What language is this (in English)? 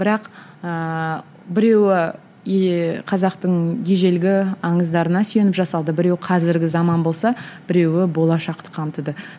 Kazakh